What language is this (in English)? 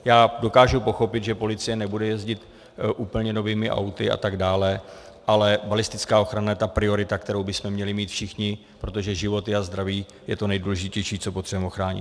Czech